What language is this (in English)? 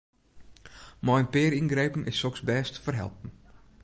Western Frisian